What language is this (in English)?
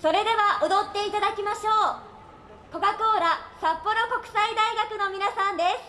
Japanese